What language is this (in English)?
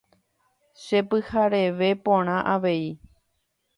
Guarani